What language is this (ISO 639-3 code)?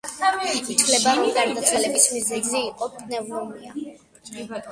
kat